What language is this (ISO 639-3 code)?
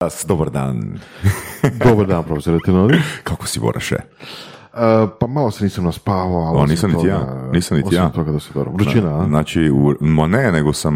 hrv